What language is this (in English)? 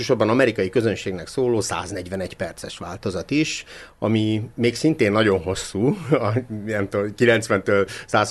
Hungarian